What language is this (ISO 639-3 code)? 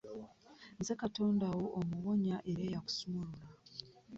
lug